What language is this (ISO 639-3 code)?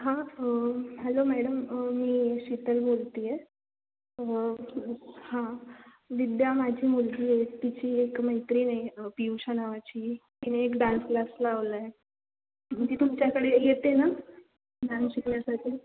mar